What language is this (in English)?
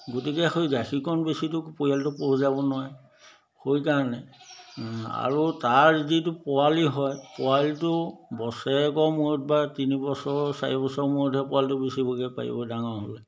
Assamese